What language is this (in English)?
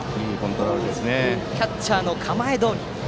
Japanese